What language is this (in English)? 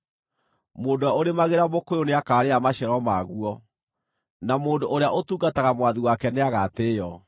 Kikuyu